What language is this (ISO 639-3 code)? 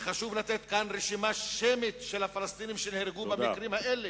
heb